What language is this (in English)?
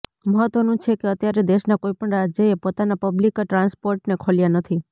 Gujarati